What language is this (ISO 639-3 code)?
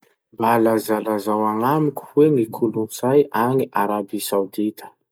msh